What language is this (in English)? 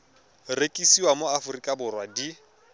Tswana